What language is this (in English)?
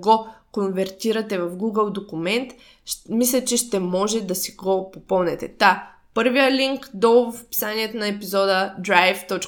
Bulgarian